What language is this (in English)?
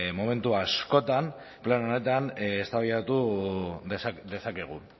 Basque